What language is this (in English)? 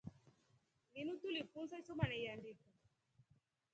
Rombo